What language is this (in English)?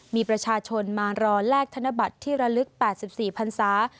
Thai